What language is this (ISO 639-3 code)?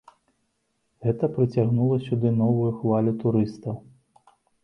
bel